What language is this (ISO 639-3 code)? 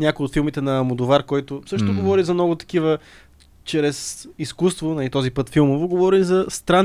bul